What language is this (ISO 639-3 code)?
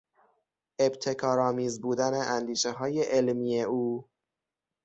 fas